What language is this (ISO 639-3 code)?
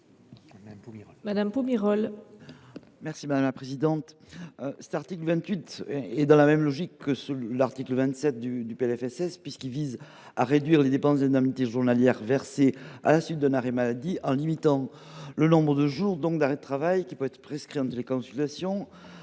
fra